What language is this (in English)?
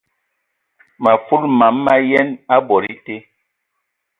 Ewondo